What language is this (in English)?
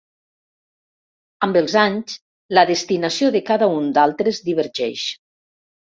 Catalan